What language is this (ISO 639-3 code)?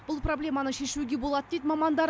kaz